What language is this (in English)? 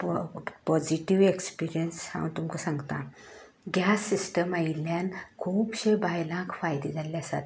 Konkani